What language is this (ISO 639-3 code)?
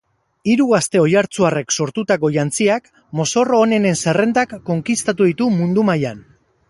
eus